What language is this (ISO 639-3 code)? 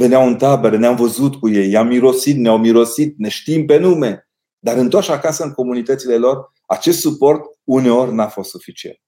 ron